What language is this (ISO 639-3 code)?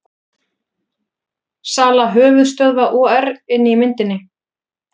isl